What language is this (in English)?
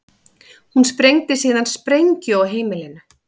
Icelandic